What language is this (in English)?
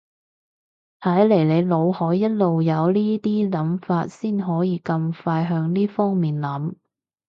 Cantonese